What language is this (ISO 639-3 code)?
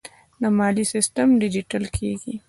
pus